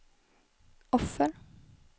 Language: Swedish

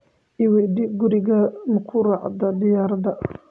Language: Somali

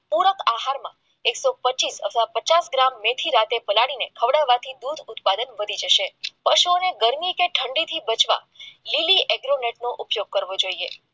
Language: Gujarati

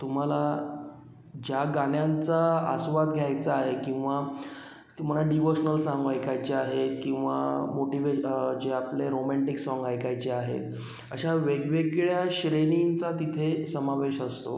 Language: Marathi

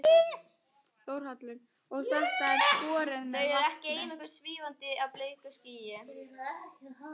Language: Icelandic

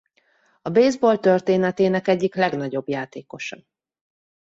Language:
Hungarian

